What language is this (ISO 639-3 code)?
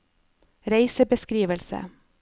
nor